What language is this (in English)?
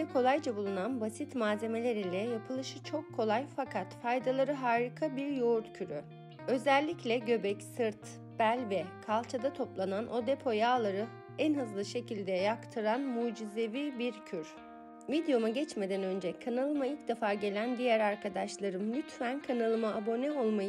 Turkish